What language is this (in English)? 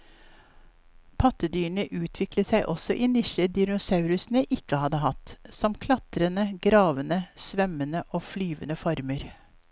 Norwegian